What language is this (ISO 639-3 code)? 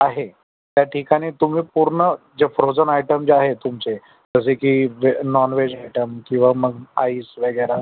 mar